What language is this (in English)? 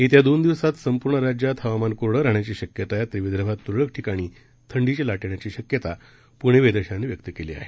Marathi